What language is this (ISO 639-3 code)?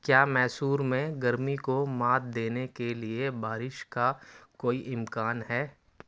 urd